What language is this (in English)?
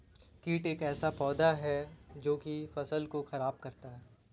Hindi